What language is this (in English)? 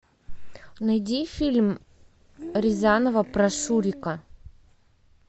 Russian